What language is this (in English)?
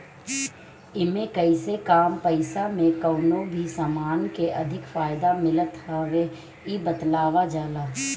Bhojpuri